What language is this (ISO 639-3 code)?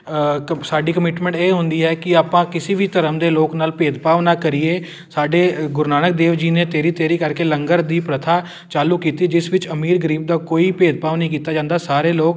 pan